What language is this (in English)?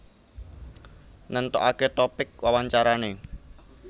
Javanese